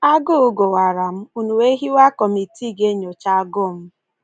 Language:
Igbo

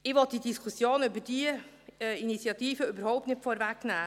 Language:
Swiss German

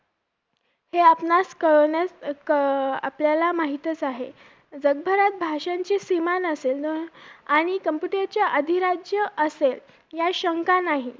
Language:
Marathi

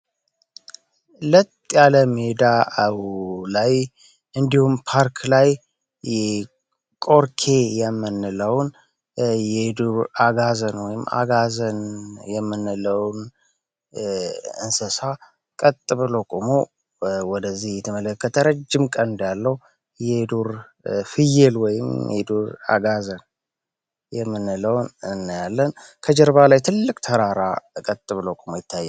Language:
Amharic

